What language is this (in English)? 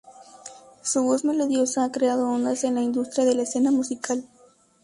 Spanish